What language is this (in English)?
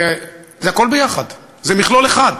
Hebrew